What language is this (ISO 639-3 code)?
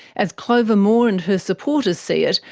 eng